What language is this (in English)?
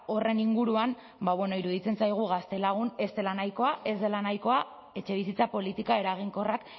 Basque